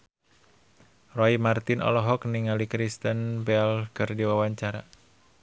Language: Sundanese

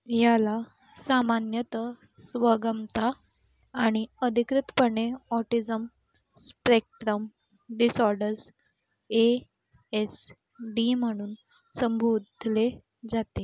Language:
Marathi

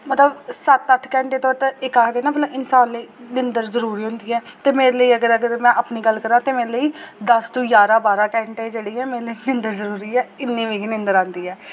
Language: Dogri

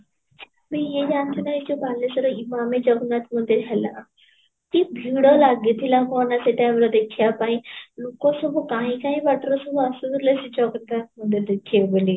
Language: Odia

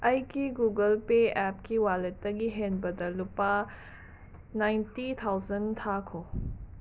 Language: Manipuri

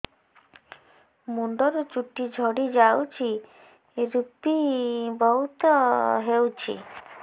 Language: Odia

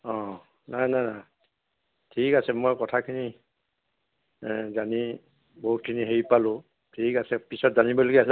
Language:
Assamese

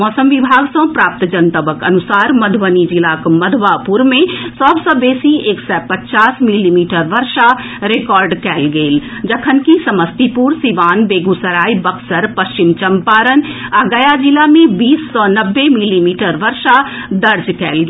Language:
Maithili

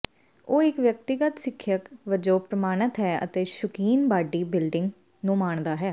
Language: Punjabi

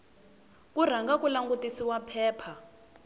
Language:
Tsonga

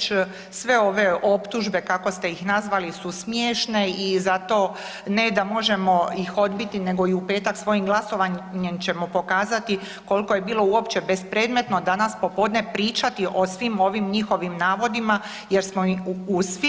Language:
Croatian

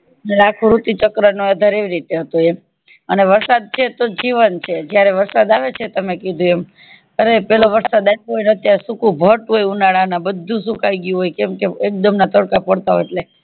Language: Gujarati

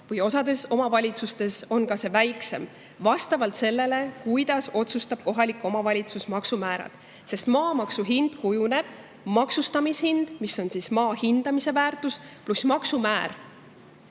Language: Estonian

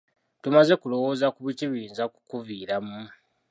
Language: Ganda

